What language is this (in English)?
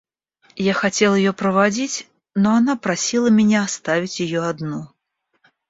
Russian